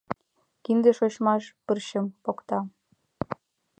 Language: Mari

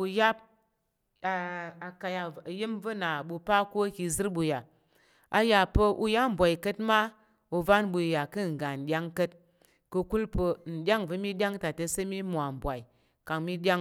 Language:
Tarok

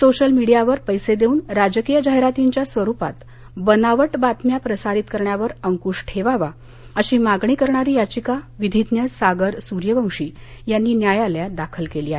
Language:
Marathi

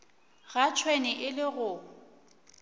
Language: Northern Sotho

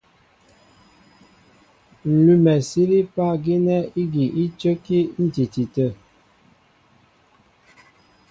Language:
Mbo (Cameroon)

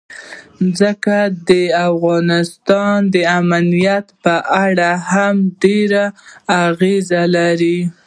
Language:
Pashto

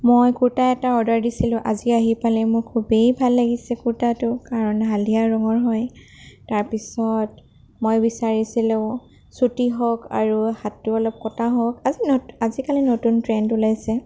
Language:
Assamese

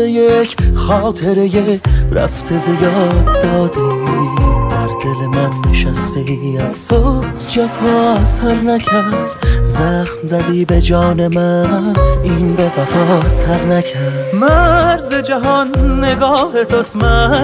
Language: Persian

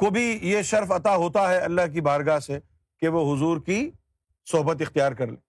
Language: Urdu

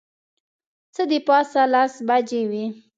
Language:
Pashto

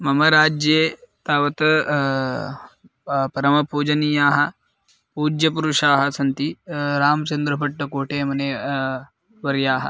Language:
Sanskrit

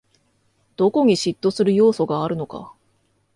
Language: Japanese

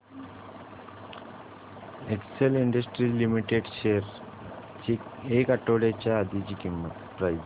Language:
Marathi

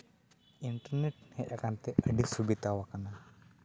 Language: Santali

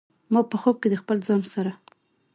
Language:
Pashto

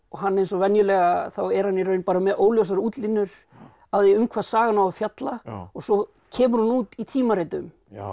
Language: Icelandic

